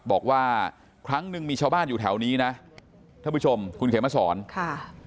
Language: Thai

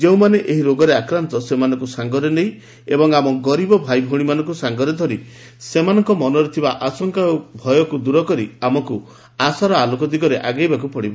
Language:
Odia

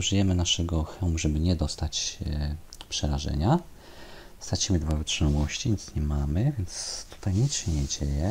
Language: Polish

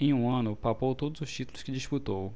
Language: Portuguese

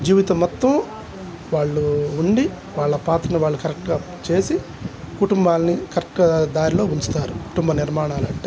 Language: Telugu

